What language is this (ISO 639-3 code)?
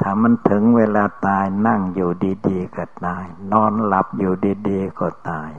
tha